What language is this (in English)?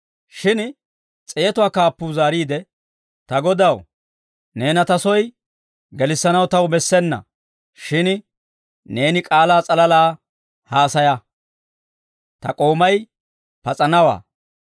Dawro